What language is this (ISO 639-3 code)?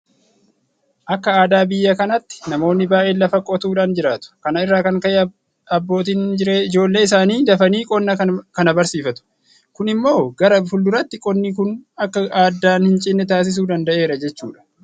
orm